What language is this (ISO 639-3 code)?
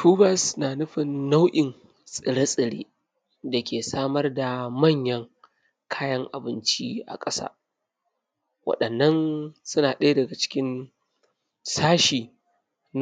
hau